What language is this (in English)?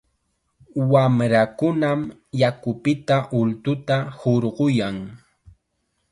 Chiquián Ancash Quechua